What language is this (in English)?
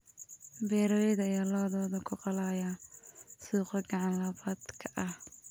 Somali